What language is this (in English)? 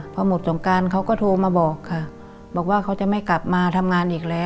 Thai